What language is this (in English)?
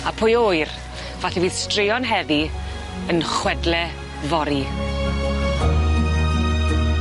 Welsh